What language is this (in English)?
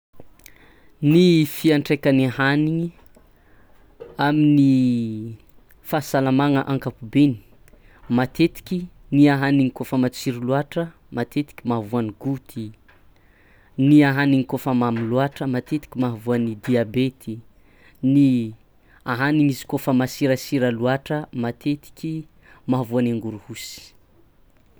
Tsimihety Malagasy